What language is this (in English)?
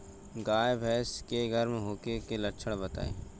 Bhojpuri